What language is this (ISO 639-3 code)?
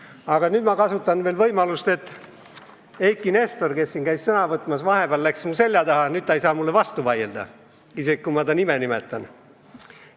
est